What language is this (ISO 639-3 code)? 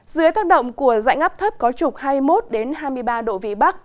vie